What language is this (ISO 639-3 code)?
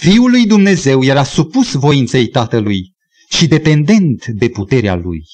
ron